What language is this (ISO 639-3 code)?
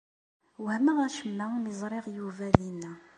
kab